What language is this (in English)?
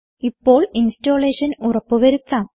Malayalam